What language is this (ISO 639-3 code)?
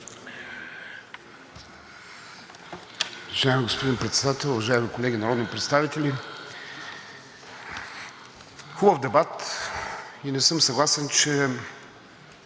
bul